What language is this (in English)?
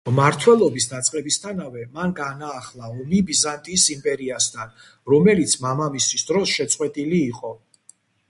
Georgian